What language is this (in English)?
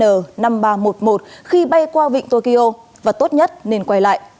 Vietnamese